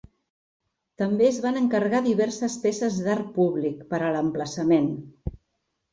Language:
Catalan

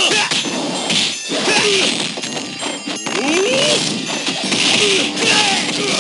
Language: Spanish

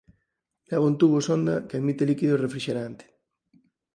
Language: Galician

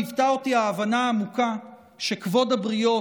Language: Hebrew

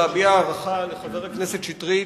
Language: Hebrew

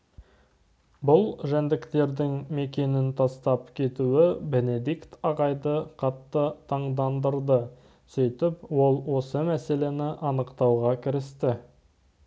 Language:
Kazakh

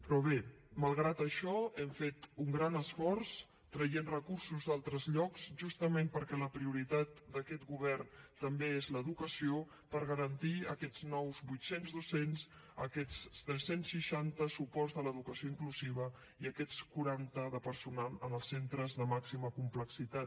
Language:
Catalan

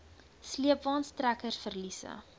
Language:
Afrikaans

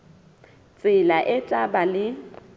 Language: Southern Sotho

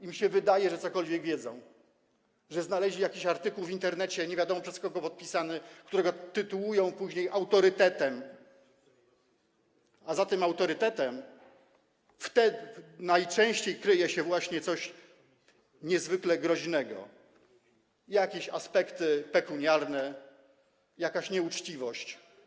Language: Polish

